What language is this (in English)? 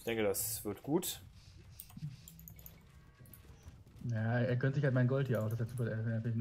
German